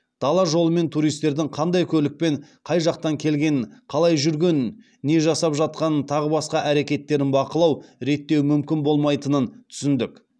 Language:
Kazakh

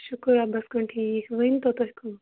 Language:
Kashmiri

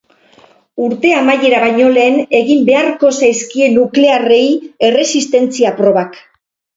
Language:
Basque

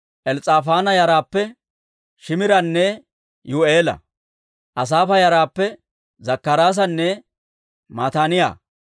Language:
Dawro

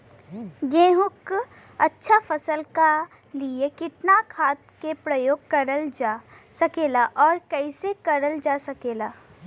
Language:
Bhojpuri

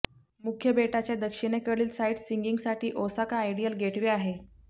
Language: Marathi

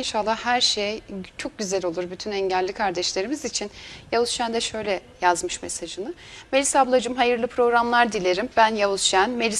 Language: Turkish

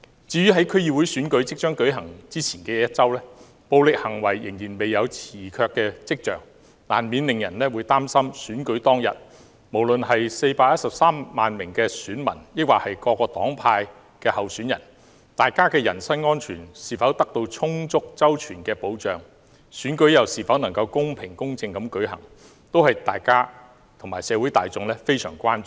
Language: Cantonese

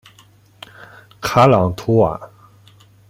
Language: Chinese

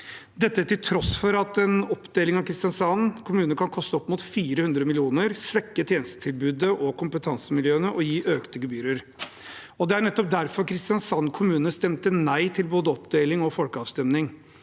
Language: Norwegian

